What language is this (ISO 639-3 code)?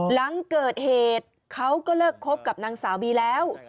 tha